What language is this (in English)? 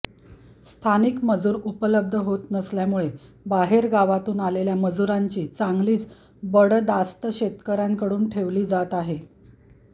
Marathi